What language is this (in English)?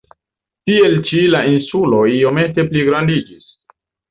Esperanto